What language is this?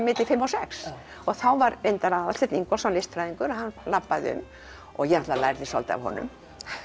Icelandic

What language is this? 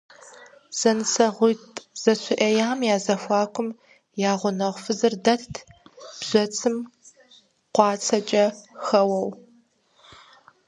Kabardian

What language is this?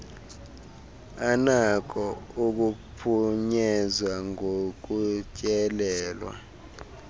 Xhosa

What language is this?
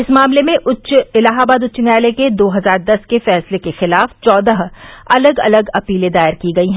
Hindi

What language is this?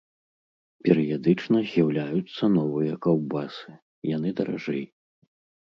Belarusian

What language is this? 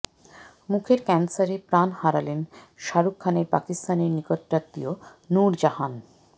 Bangla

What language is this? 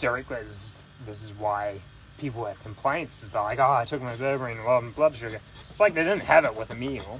English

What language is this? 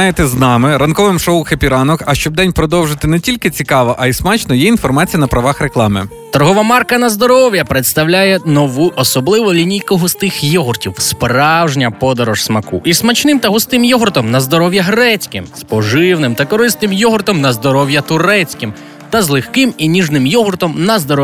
Ukrainian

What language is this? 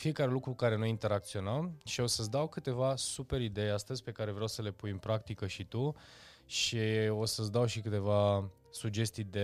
Romanian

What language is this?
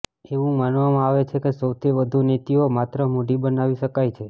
Gujarati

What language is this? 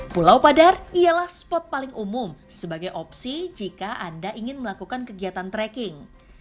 Indonesian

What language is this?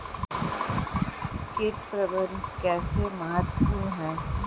Hindi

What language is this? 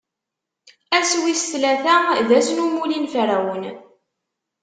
Kabyle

